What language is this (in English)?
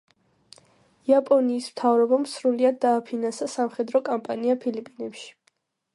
Georgian